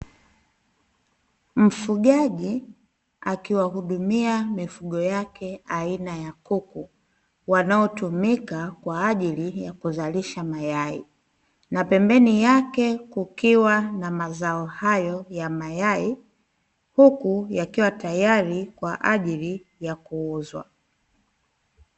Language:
Swahili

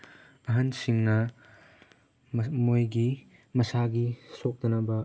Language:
Manipuri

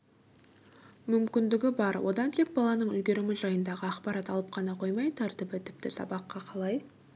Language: Kazakh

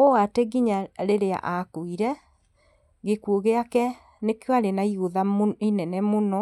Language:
Kikuyu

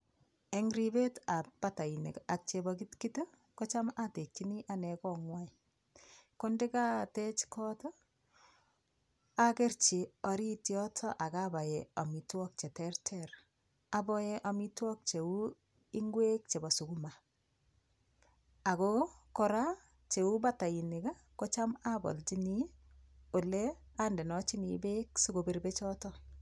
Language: Kalenjin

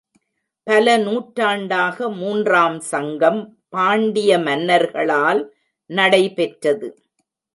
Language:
Tamil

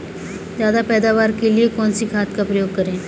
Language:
Hindi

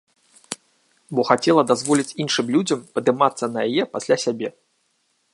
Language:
Belarusian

